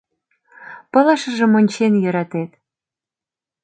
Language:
Mari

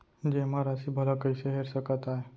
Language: Chhattisgarhi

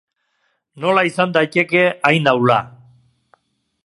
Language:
Basque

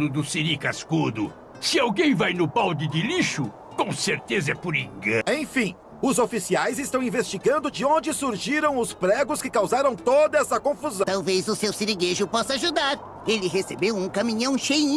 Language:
Portuguese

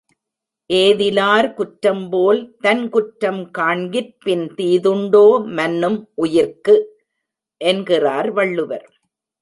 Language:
Tamil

